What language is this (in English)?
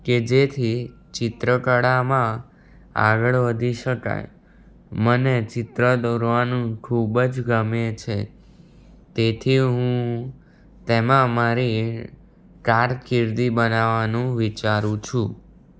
Gujarati